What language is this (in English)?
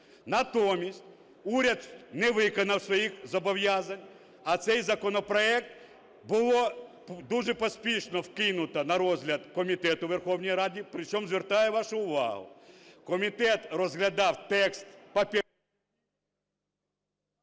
Ukrainian